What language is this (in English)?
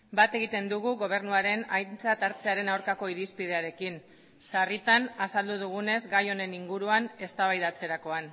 Basque